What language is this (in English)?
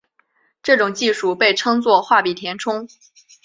Chinese